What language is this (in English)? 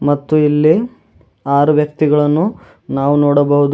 Kannada